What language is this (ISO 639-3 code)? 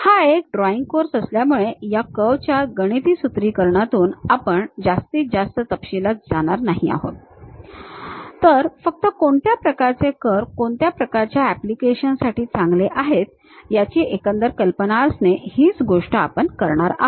mar